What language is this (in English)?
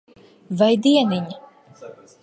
Latvian